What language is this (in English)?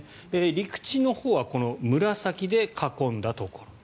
Japanese